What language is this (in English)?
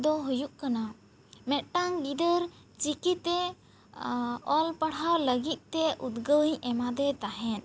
Santali